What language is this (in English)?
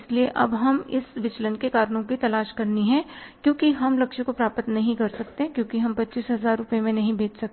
Hindi